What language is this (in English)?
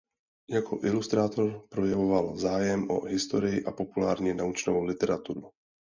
Czech